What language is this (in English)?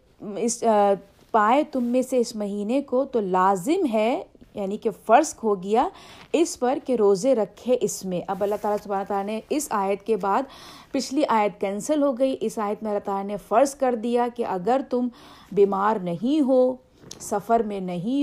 Urdu